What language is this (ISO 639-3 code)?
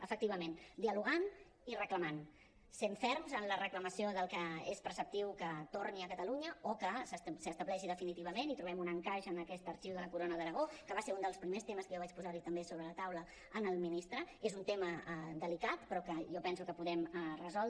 cat